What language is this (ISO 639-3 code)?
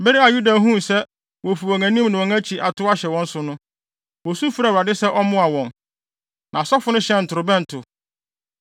aka